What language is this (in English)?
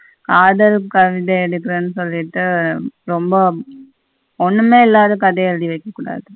Tamil